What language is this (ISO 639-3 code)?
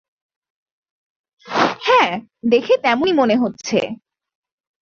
ben